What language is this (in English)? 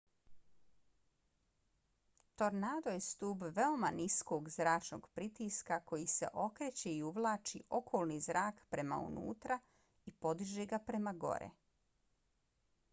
Bosnian